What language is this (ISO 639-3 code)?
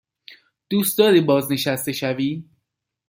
fas